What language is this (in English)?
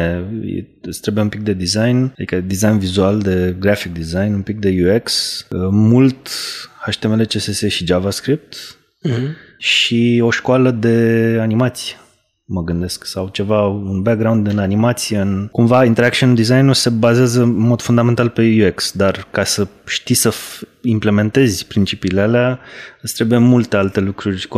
Romanian